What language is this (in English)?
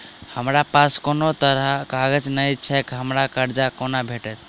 Maithili